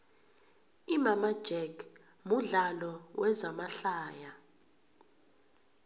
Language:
South Ndebele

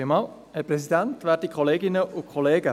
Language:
Swiss German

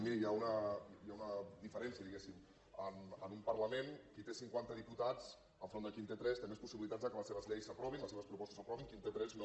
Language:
Catalan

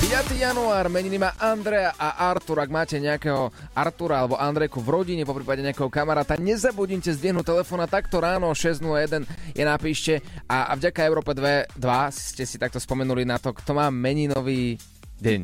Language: Slovak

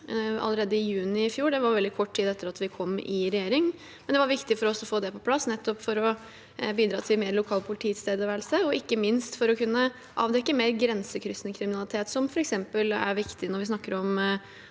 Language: Norwegian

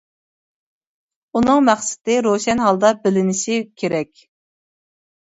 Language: Uyghur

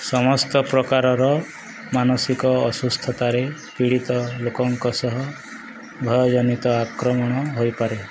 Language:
Odia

